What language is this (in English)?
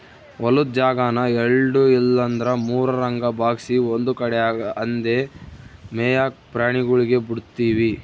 Kannada